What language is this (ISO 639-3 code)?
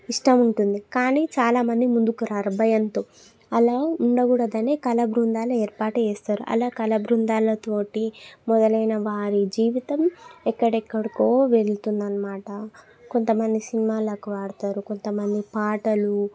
tel